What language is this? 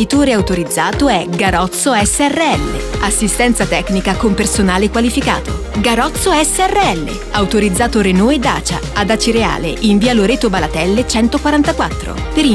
Italian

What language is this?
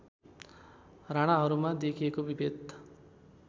Nepali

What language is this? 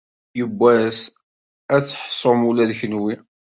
Kabyle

